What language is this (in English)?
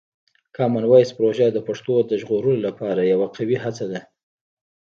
Pashto